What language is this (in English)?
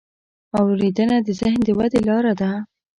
Pashto